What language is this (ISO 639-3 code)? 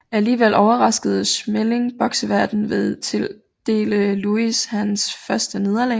dan